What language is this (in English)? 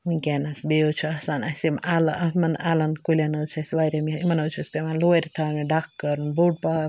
Kashmiri